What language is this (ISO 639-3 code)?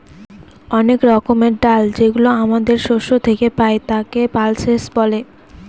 ben